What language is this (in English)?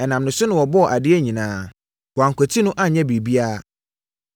Akan